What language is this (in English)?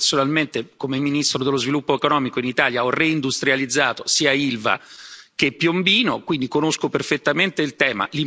Italian